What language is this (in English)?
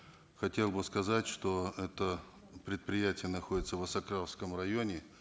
Kazakh